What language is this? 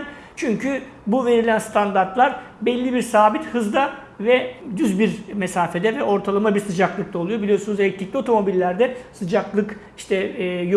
Turkish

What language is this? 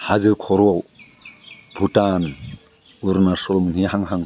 Bodo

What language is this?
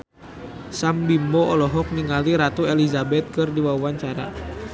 Sundanese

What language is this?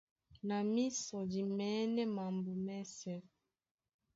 Duala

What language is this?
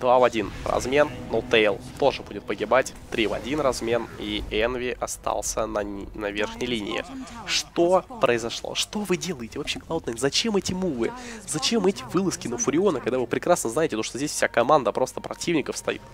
Russian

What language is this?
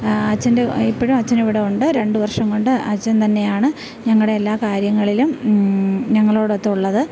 Malayalam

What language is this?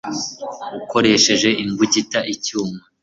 Kinyarwanda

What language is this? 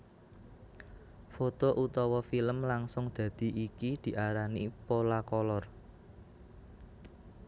Javanese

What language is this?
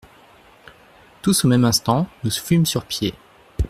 French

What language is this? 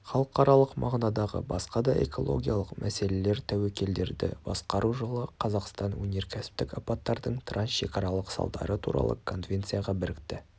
Kazakh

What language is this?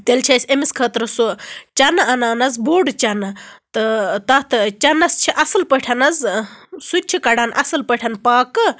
Kashmiri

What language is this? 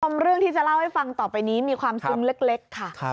Thai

